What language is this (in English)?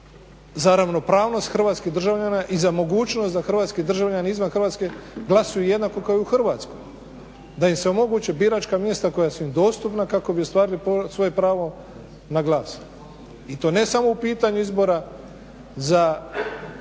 Croatian